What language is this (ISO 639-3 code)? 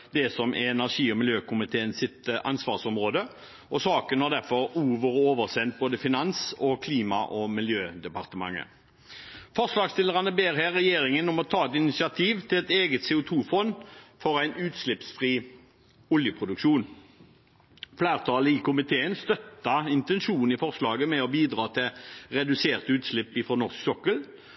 nob